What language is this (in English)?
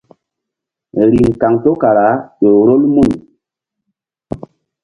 Mbum